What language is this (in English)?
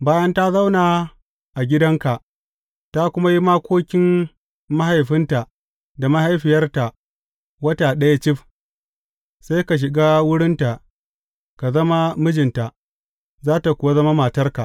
Hausa